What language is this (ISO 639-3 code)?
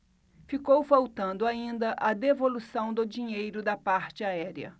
por